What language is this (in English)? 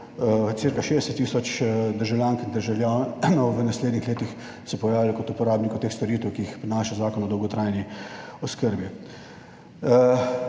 Slovenian